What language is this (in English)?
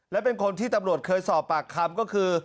Thai